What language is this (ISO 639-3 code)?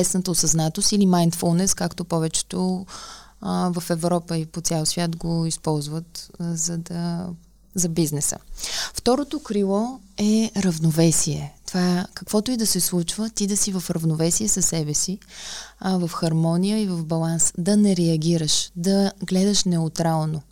bul